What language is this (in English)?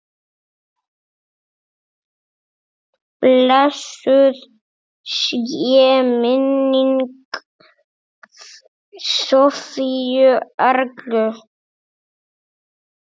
Icelandic